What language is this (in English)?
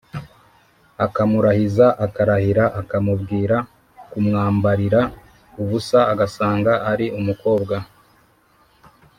Kinyarwanda